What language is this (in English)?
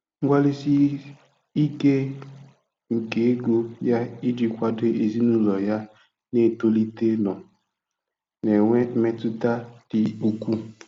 Igbo